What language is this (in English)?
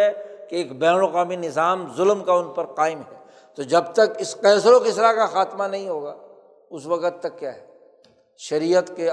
Urdu